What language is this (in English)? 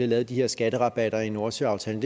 Danish